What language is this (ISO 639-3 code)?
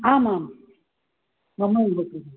san